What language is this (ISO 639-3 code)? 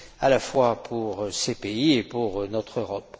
fra